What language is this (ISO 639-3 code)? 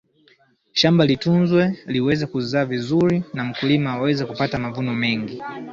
swa